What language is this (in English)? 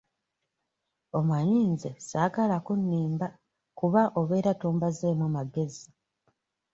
Ganda